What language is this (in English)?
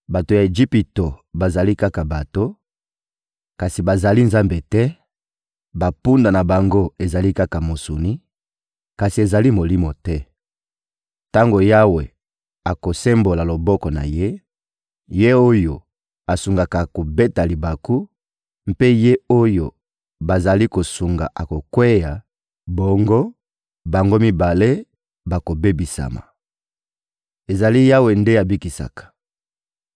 Lingala